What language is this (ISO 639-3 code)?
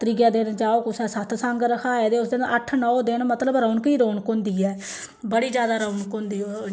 doi